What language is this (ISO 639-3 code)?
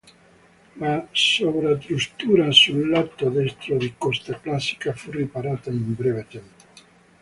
ita